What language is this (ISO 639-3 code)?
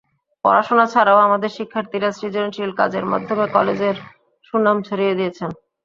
ben